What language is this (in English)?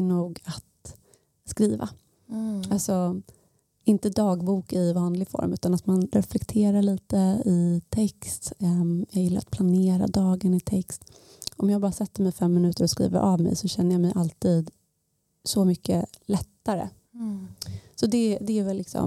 Swedish